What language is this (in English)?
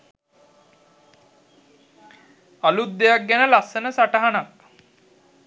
Sinhala